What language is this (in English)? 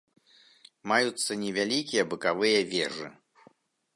Belarusian